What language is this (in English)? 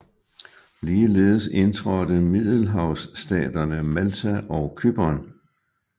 Danish